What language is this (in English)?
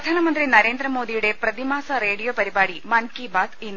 Malayalam